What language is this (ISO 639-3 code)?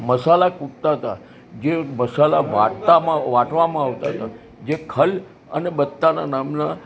guj